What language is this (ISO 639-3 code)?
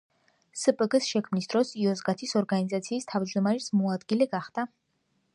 kat